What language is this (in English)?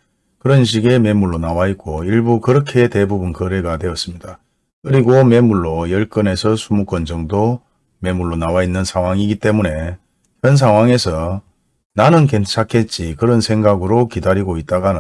Korean